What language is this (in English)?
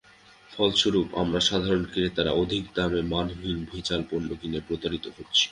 Bangla